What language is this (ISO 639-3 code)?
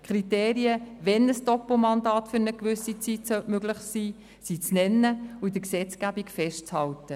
gsw